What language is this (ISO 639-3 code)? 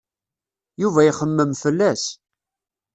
kab